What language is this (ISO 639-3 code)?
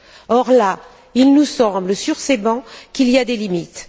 fra